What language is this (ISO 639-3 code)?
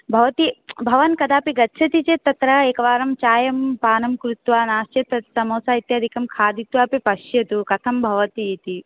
san